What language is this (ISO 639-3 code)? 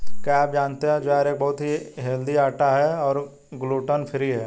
hin